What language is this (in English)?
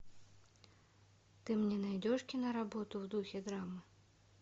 Russian